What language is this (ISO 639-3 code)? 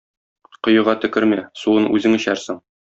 tat